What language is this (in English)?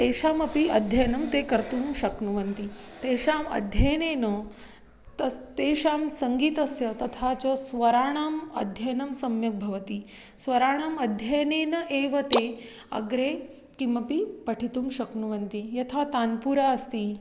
Sanskrit